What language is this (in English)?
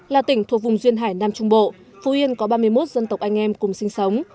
Vietnamese